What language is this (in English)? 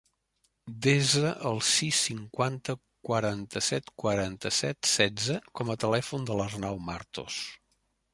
Catalan